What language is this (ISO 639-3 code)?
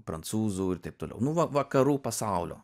lit